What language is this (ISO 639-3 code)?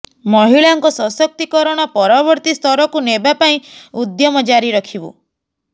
ori